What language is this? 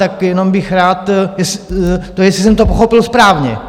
Czech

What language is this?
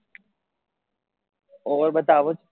Gujarati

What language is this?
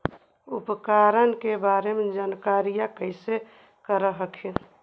Magahi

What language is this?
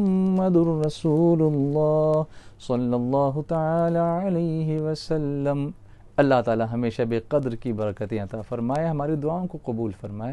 Arabic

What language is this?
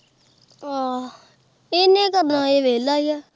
Punjabi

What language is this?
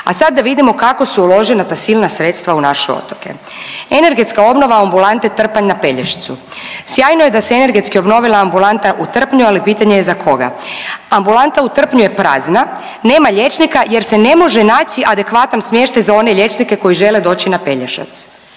Croatian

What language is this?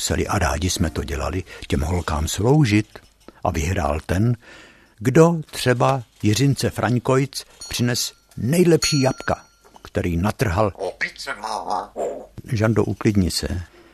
Czech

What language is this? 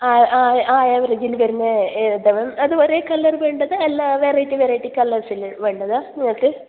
Malayalam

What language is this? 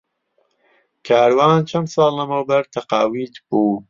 Central Kurdish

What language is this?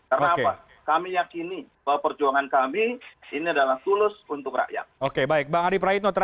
Indonesian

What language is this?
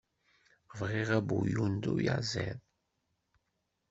Kabyle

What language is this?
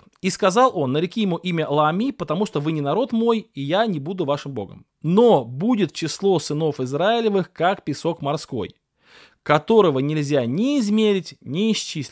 Russian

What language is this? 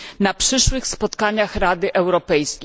Polish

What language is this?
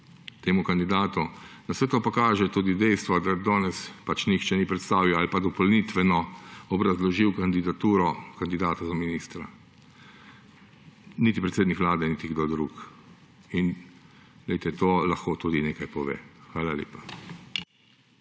Slovenian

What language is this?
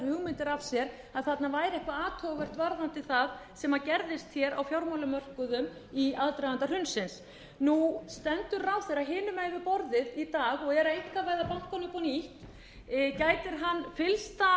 Icelandic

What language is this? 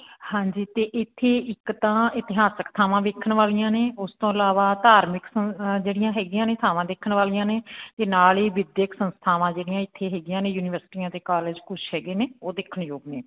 Punjabi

